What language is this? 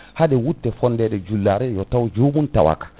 Fula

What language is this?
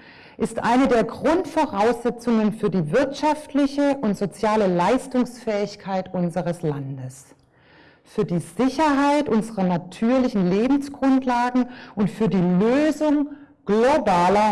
German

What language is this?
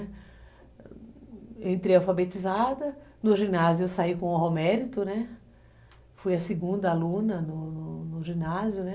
Portuguese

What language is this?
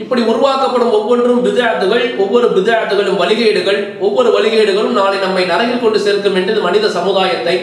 Arabic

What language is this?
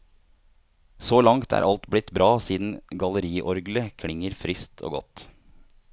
Norwegian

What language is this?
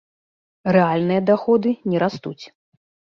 Belarusian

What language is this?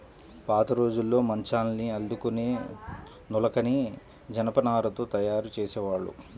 Telugu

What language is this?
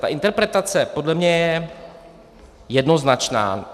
Czech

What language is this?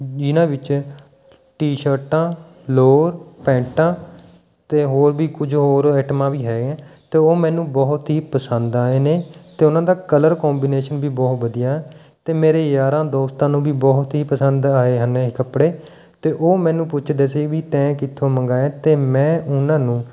Punjabi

